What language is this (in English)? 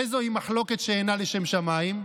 Hebrew